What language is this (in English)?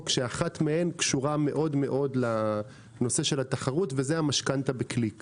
Hebrew